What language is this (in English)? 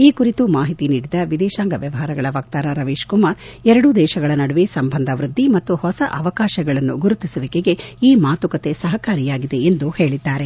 Kannada